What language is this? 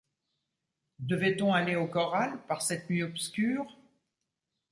French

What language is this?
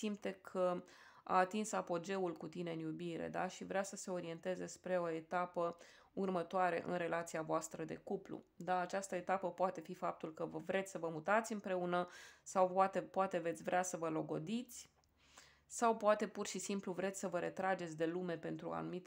Romanian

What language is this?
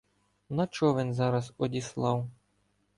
Ukrainian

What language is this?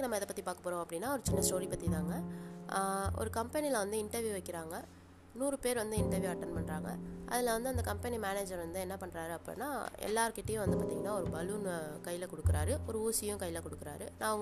Tamil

